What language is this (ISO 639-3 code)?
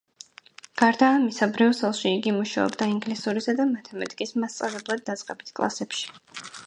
kat